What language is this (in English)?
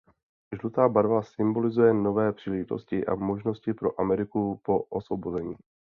Czech